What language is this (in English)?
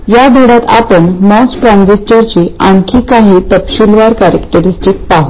Marathi